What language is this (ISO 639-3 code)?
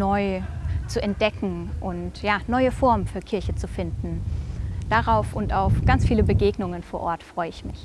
deu